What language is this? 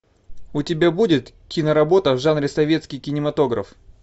Russian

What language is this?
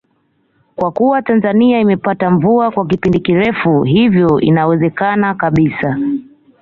Swahili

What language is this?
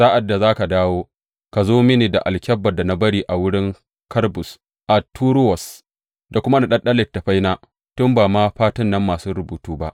Hausa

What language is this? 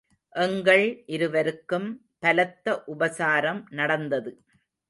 Tamil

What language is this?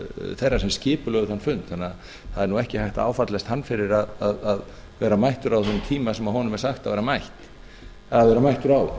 Icelandic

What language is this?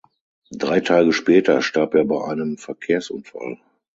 German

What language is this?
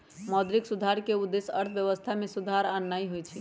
Magahi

